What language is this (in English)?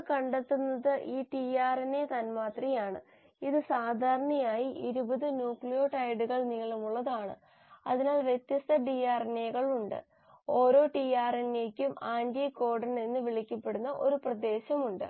Malayalam